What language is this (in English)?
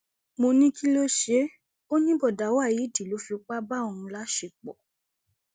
Yoruba